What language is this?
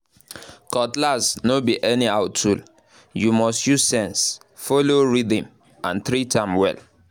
Nigerian Pidgin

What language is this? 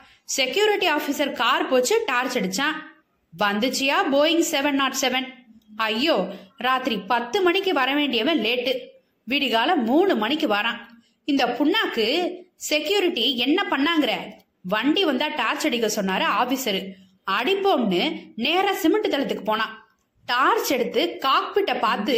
Tamil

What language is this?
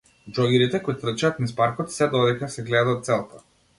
Macedonian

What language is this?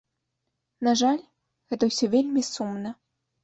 Belarusian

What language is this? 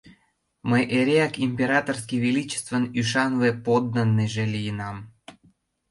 Mari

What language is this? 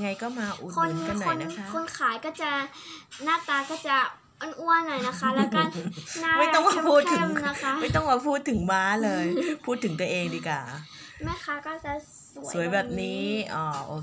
Thai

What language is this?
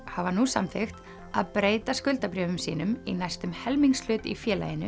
Icelandic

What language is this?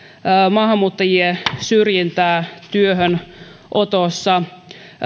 Finnish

